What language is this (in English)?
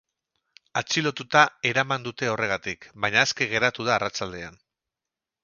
Basque